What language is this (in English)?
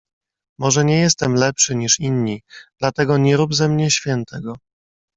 Polish